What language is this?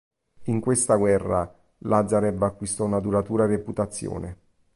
Italian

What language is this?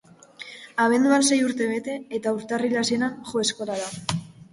Basque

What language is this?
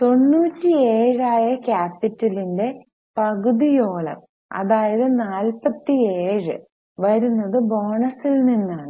Malayalam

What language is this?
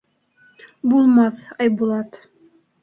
Bashkir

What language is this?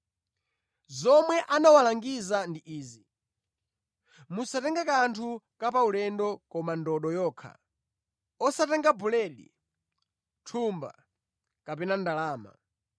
Nyanja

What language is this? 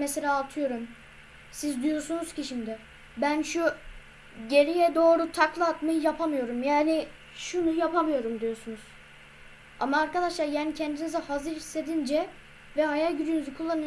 Turkish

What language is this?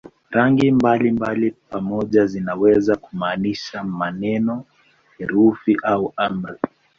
Swahili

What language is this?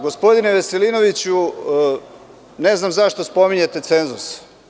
Serbian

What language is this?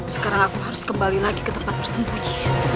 Indonesian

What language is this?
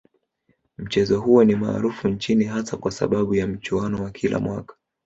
Swahili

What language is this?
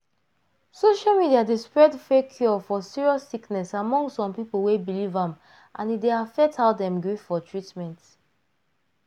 Nigerian Pidgin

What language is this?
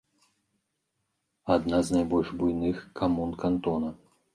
Belarusian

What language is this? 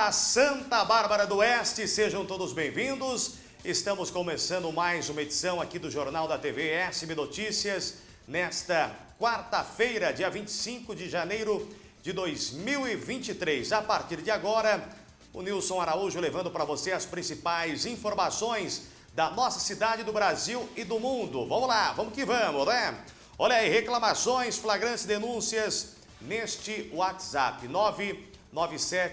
Portuguese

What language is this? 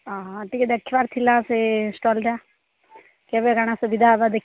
Odia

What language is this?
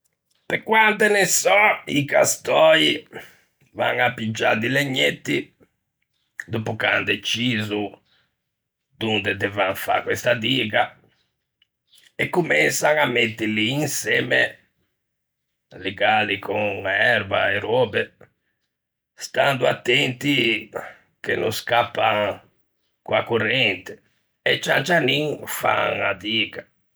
Ligurian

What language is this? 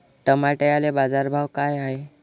Marathi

